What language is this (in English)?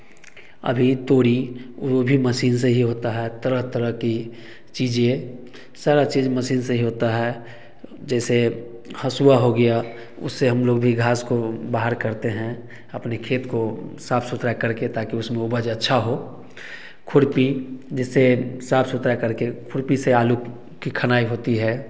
Hindi